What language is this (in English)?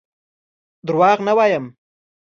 Pashto